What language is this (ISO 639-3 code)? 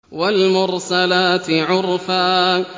ara